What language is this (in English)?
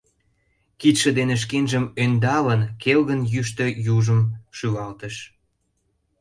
Mari